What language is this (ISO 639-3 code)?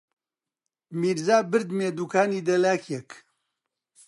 ckb